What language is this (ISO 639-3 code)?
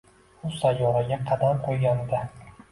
uzb